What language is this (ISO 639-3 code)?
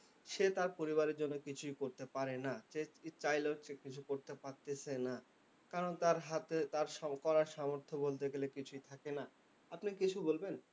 ben